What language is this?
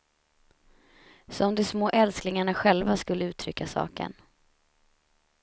Swedish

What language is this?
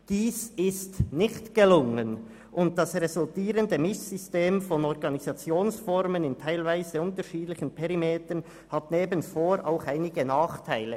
Swiss German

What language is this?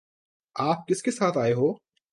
Urdu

